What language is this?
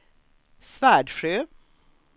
Swedish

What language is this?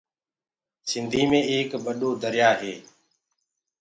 Gurgula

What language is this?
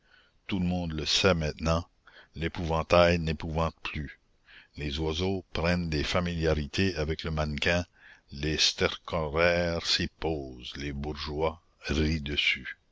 French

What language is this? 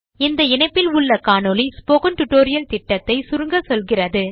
Tamil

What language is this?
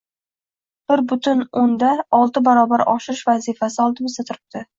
Uzbek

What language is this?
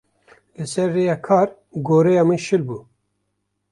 Kurdish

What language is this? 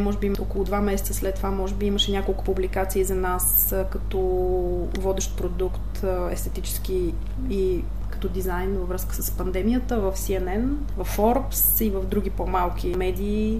Bulgarian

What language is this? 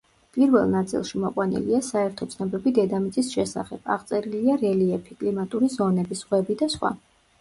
Georgian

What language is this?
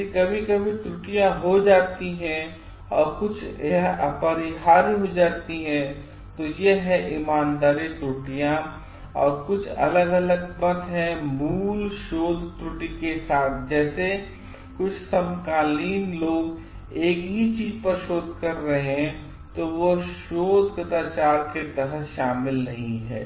Hindi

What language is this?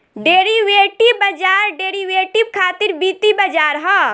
Bhojpuri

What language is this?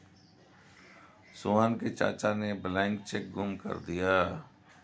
Hindi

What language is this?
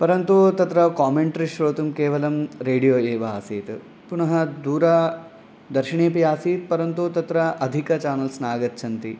Sanskrit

